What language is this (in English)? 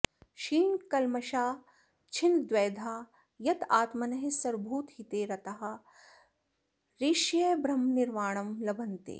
Sanskrit